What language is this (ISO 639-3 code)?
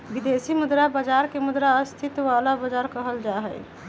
mag